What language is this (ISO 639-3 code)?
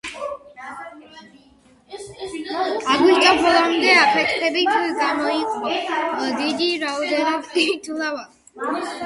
kat